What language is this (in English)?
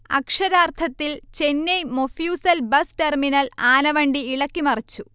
Malayalam